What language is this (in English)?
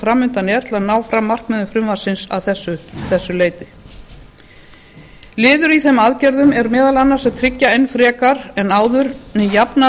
Icelandic